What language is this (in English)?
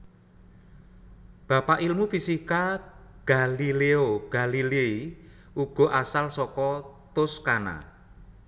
Javanese